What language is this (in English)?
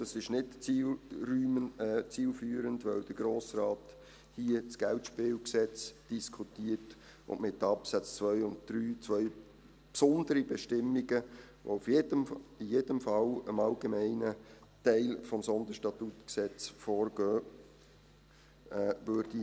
Swiss German